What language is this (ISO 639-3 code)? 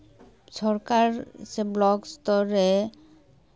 sat